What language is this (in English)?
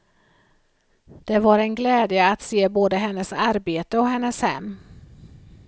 Swedish